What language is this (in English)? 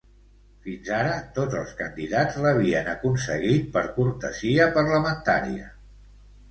Catalan